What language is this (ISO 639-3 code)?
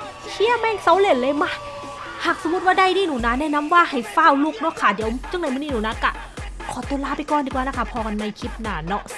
tha